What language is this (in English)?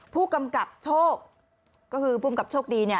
Thai